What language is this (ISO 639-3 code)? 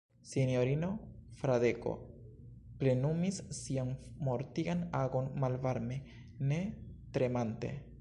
epo